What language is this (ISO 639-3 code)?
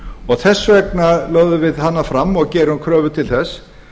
isl